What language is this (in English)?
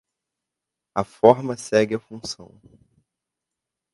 Portuguese